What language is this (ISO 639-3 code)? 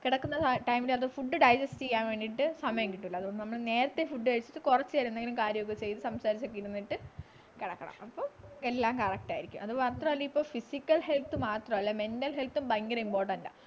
mal